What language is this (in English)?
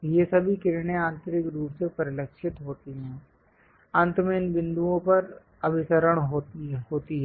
Hindi